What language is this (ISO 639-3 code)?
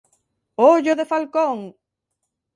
glg